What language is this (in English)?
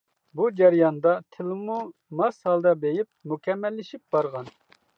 Uyghur